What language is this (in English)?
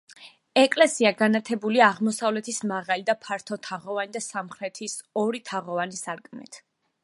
Georgian